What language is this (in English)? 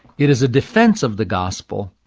English